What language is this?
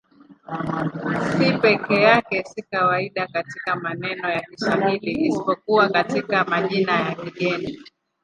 Swahili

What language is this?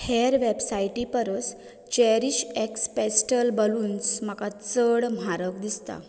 Konkani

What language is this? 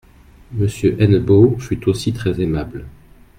French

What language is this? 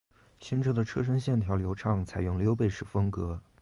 Chinese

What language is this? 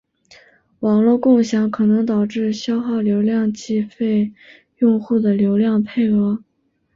Chinese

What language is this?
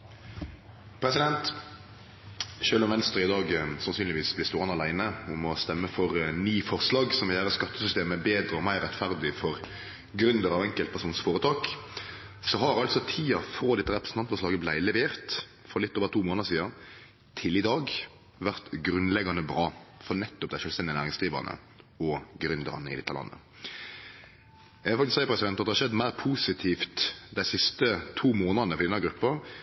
Norwegian Nynorsk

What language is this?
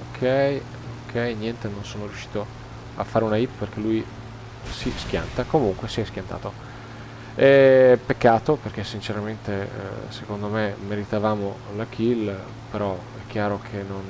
Italian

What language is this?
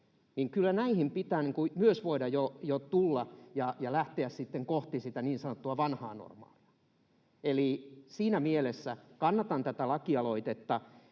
Finnish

